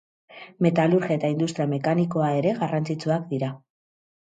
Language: Basque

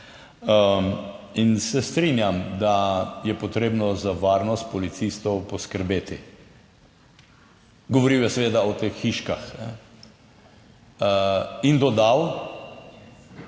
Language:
Slovenian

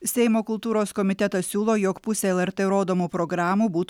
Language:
Lithuanian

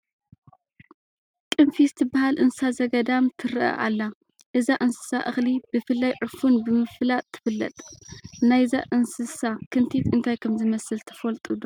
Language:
Tigrinya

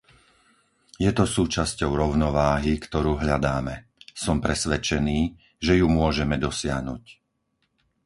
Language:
Slovak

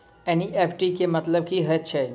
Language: Maithili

